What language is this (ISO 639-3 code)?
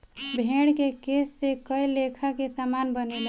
bho